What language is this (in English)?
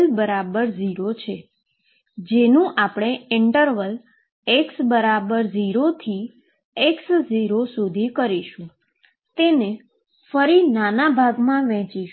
Gujarati